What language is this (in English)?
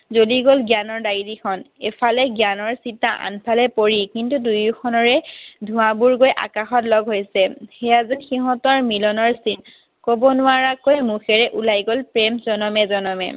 Assamese